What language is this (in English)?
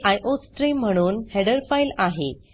Marathi